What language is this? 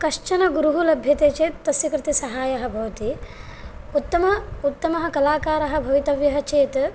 Sanskrit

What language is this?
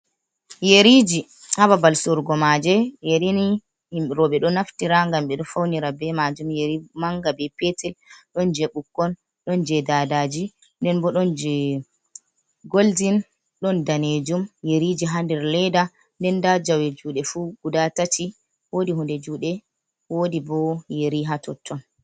Fula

